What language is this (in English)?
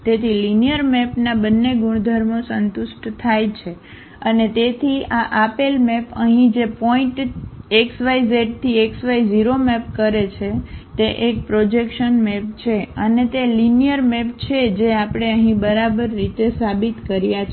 Gujarati